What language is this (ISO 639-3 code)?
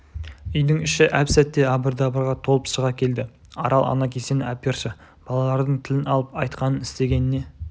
kaz